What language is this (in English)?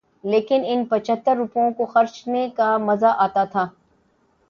Urdu